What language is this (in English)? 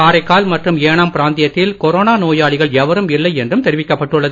Tamil